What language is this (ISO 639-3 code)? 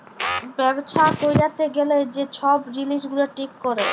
ben